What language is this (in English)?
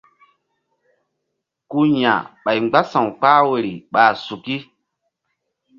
Mbum